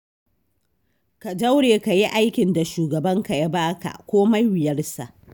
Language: Hausa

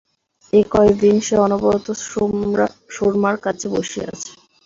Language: Bangla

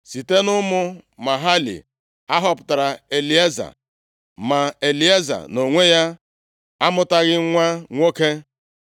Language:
Igbo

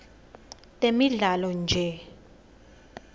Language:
Swati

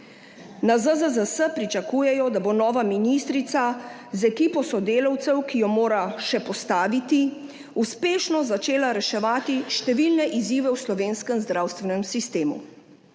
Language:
Slovenian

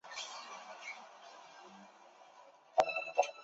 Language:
Chinese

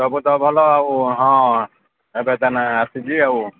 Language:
Odia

